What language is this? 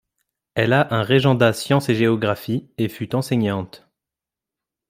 French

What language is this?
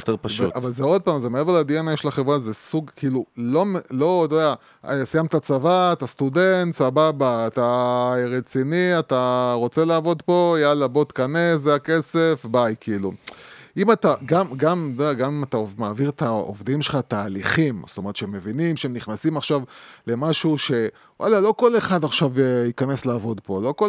Hebrew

